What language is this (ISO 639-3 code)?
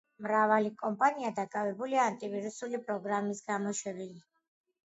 kat